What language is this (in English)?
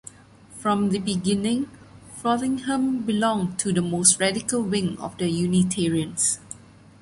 English